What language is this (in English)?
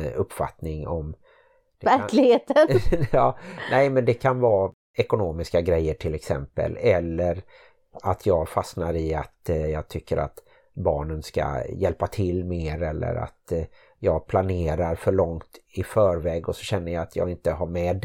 Swedish